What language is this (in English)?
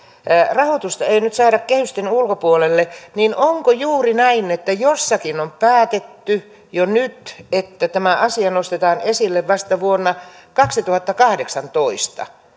Finnish